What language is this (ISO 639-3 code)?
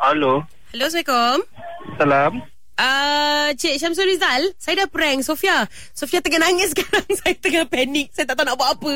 msa